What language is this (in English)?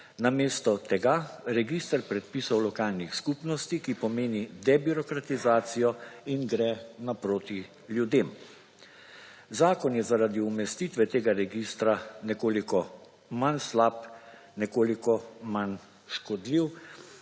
Slovenian